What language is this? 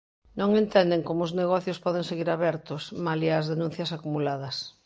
Galician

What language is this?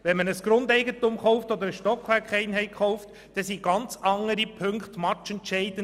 Swiss German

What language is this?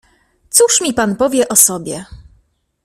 Polish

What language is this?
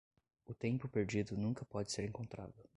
Portuguese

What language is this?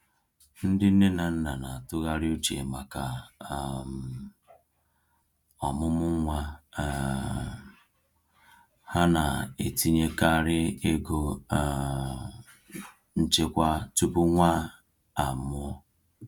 Igbo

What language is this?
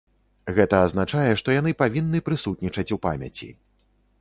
Belarusian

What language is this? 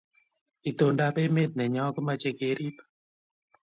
Kalenjin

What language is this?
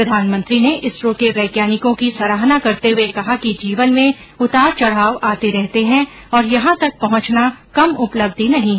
Hindi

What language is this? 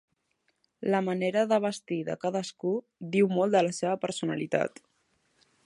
Catalan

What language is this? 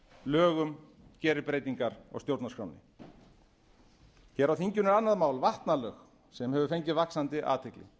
Icelandic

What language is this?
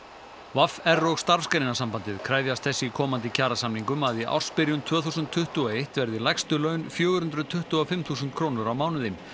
Icelandic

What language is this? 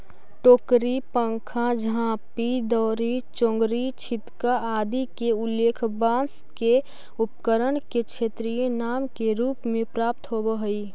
Magahi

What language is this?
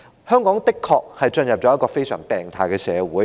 Cantonese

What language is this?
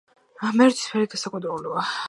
Georgian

